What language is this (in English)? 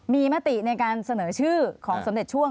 Thai